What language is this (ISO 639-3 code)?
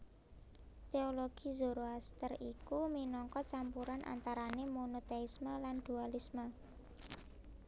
jav